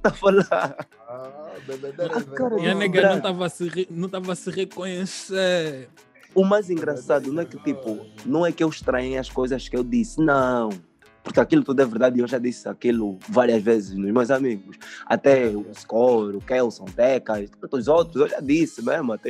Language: Portuguese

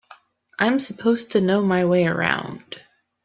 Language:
English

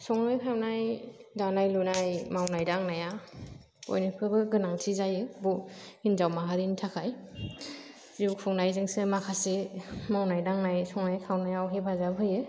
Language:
Bodo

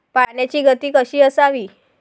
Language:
Marathi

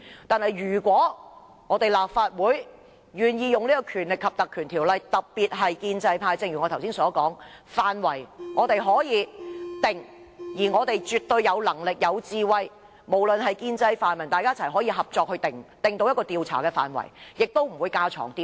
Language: Cantonese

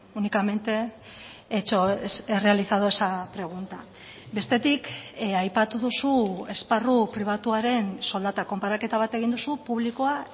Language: Basque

